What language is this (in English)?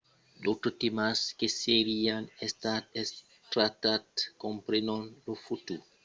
Occitan